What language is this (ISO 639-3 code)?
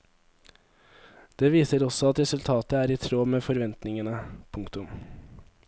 nor